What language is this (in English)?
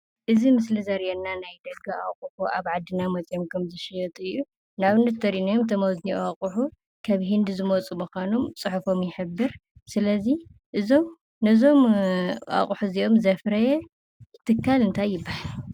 Tigrinya